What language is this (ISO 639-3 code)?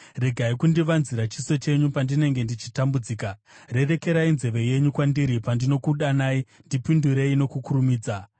sna